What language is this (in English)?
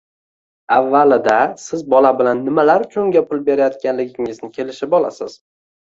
Uzbek